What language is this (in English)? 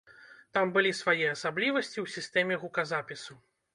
Belarusian